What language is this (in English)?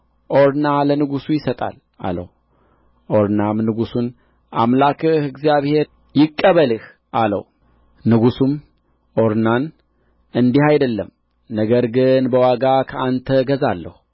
Amharic